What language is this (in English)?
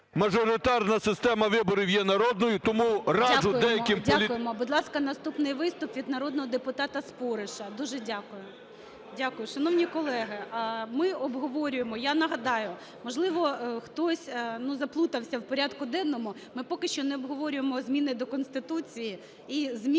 Ukrainian